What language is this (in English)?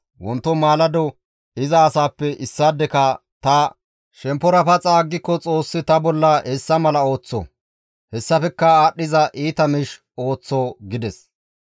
Gamo